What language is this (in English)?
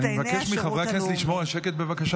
Hebrew